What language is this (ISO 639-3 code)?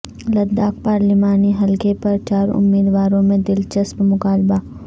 urd